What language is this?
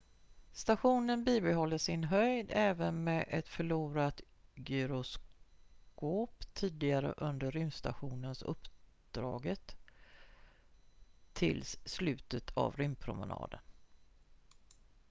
Swedish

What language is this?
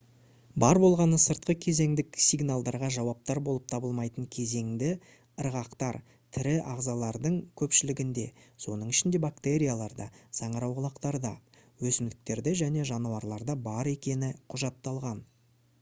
Kazakh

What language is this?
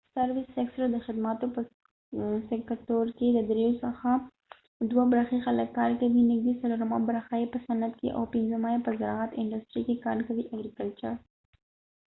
Pashto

